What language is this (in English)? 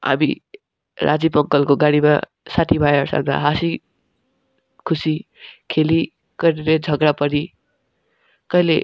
Nepali